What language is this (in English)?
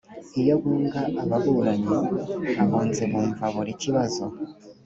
Kinyarwanda